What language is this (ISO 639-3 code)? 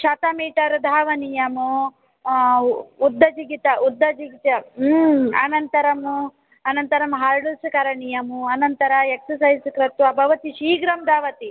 san